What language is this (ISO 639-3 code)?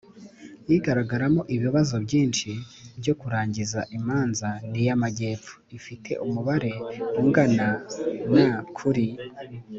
kin